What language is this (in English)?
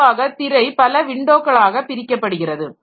Tamil